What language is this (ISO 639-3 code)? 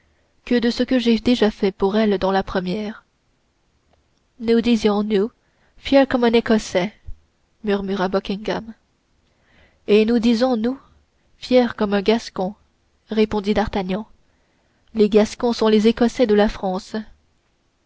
fra